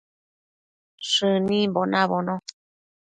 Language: Matsés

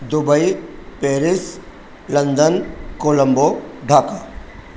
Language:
Sindhi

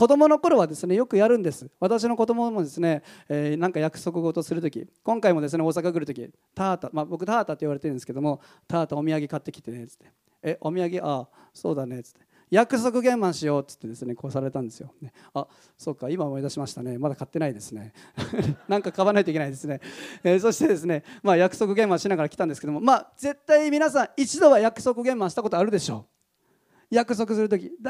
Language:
Japanese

